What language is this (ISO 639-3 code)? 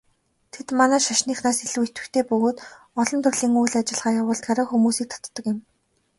mon